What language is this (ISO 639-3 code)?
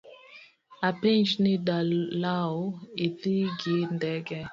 luo